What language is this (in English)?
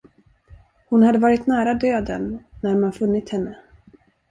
Swedish